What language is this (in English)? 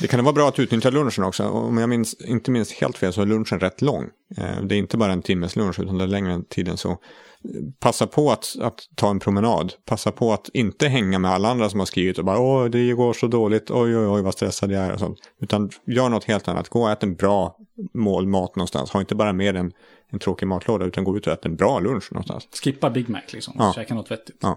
Swedish